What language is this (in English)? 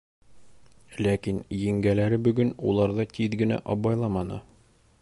Bashkir